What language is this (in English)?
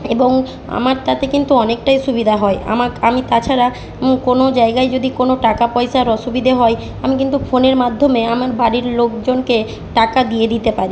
Bangla